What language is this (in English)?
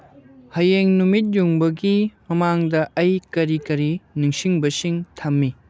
Manipuri